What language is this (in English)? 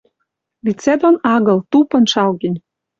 Western Mari